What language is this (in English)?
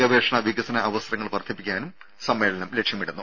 Malayalam